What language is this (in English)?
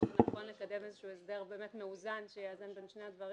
Hebrew